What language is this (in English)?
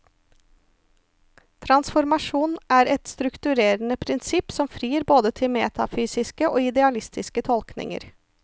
Norwegian